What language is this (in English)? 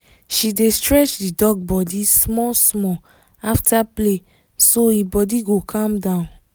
Nigerian Pidgin